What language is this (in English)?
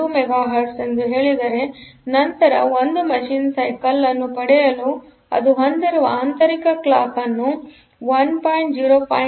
Kannada